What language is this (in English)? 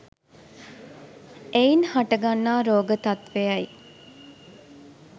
Sinhala